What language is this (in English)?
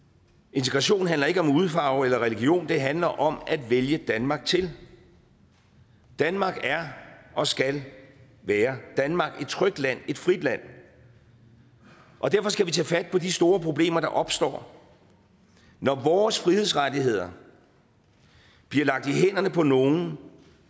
Danish